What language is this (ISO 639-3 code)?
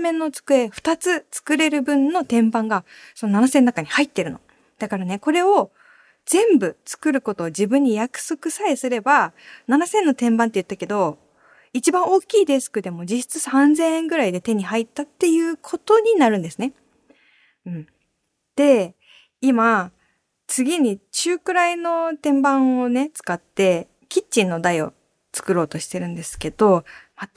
jpn